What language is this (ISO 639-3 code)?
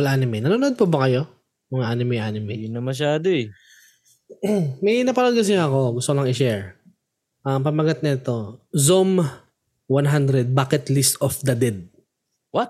fil